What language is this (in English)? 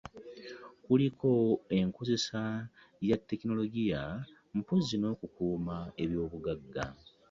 Ganda